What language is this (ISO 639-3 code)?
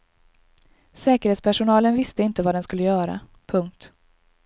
swe